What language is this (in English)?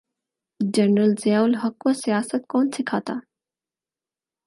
Urdu